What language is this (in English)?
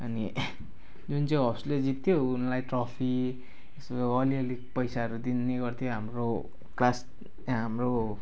Nepali